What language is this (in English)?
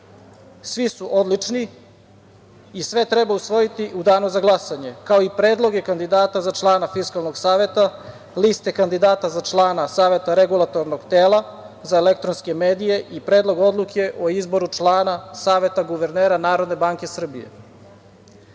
Serbian